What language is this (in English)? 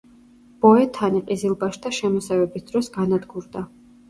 Georgian